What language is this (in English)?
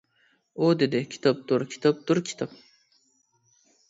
Uyghur